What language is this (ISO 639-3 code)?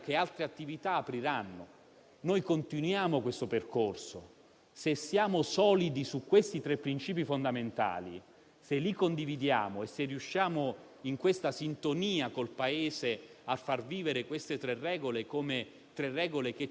ita